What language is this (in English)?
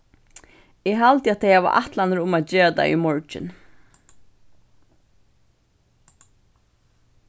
Faroese